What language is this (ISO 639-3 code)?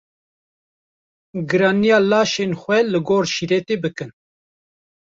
kur